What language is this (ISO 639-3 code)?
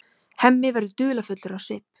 isl